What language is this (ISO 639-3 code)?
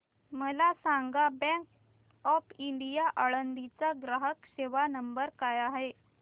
mar